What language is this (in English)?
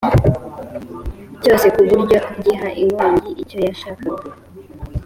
Kinyarwanda